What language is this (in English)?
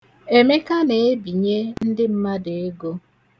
Igbo